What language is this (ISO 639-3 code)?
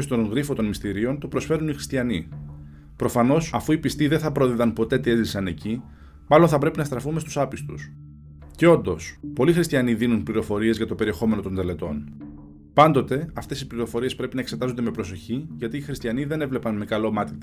ell